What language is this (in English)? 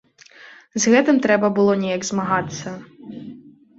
Belarusian